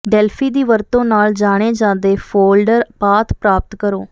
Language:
Punjabi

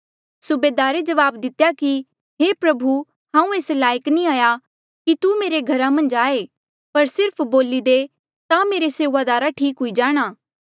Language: Mandeali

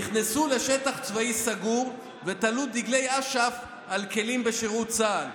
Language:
Hebrew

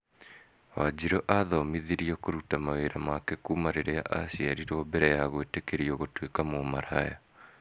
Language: Kikuyu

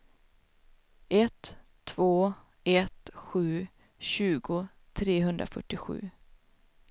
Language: Swedish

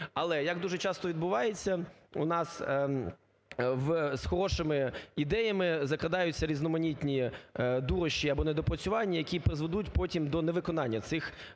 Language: Ukrainian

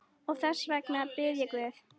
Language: Icelandic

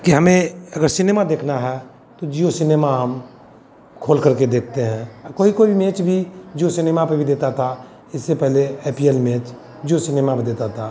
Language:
Hindi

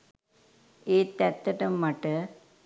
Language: Sinhala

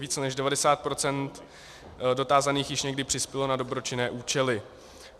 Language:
Czech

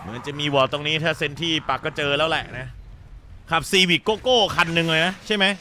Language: Thai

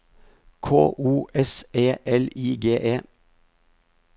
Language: Norwegian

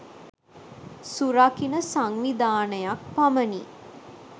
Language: Sinhala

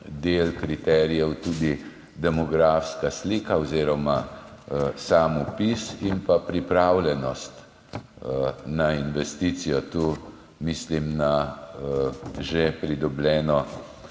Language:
Slovenian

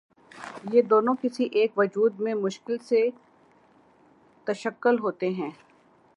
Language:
Urdu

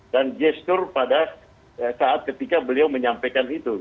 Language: Indonesian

